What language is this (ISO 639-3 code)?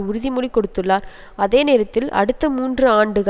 tam